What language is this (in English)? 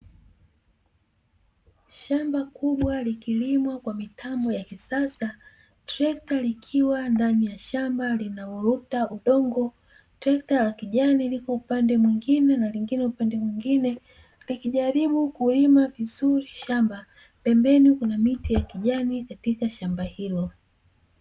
Swahili